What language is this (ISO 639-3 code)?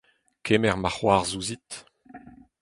bre